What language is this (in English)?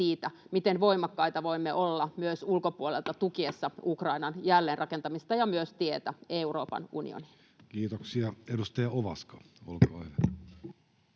Finnish